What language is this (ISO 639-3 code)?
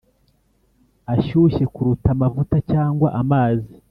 kin